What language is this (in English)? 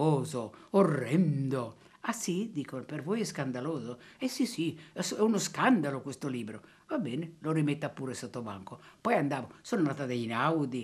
Italian